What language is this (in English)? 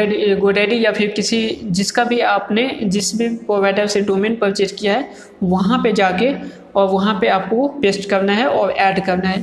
Hindi